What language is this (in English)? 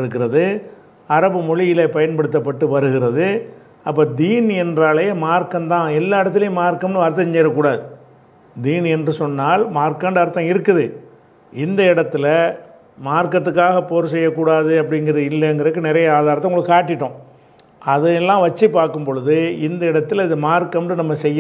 Tamil